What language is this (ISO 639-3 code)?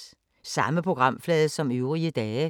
dan